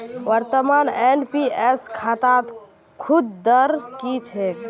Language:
Magahi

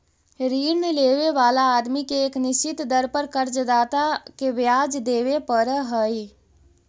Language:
Magahi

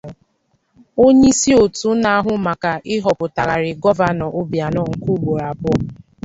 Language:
Igbo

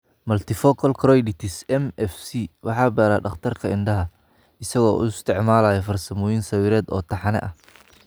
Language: Somali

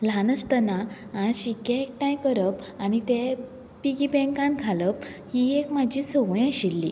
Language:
Konkani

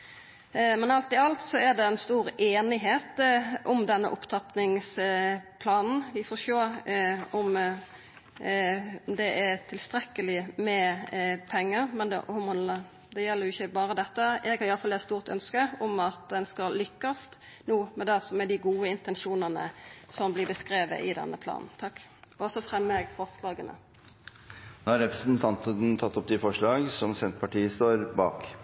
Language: Norwegian Nynorsk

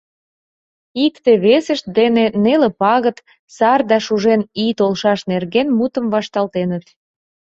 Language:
Mari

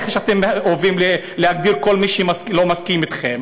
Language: Hebrew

